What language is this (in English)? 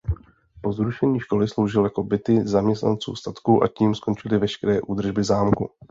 Czech